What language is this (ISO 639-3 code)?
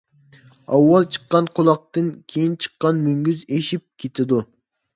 uig